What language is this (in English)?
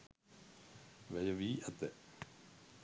Sinhala